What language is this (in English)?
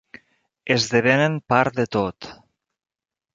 Catalan